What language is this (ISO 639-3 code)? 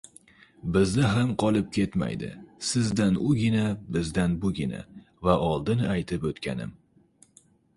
uzb